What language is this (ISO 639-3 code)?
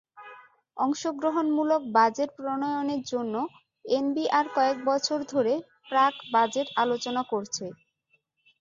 ben